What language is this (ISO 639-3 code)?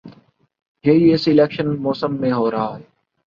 urd